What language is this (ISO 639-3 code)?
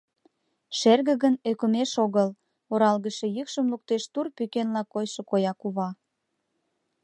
chm